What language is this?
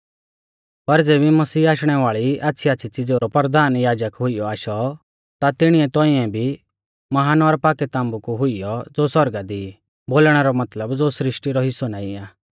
Mahasu Pahari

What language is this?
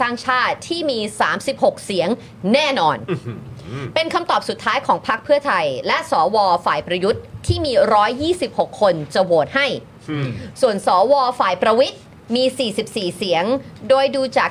Thai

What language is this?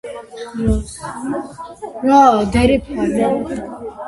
Georgian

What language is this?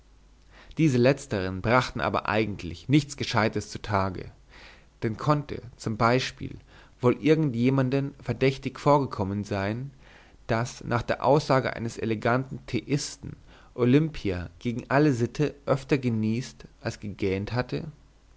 German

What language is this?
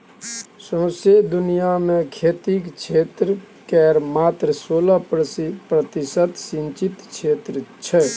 Maithili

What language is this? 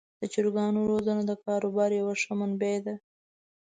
Pashto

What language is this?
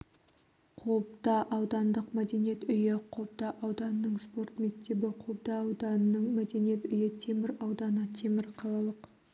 Kazakh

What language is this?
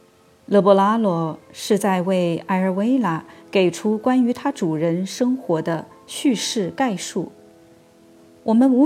Chinese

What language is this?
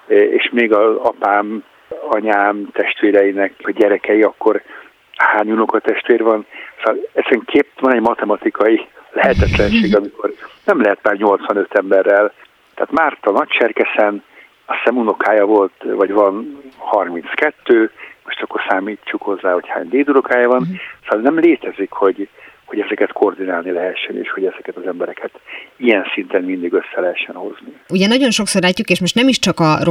Hungarian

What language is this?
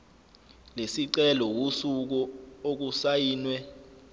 Zulu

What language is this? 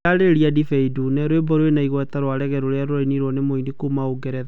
Kikuyu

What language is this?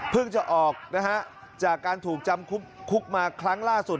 Thai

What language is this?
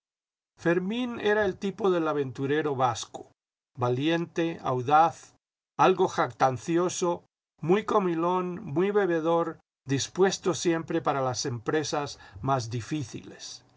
Spanish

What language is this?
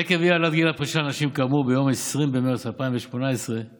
Hebrew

